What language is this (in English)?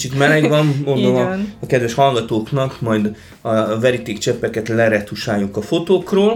Hungarian